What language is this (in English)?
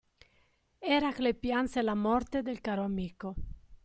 Italian